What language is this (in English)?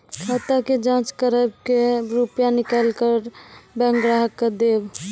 Maithili